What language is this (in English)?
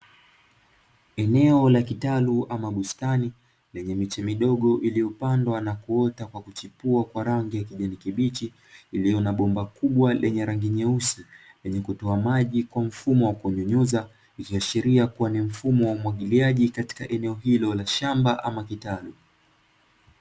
Swahili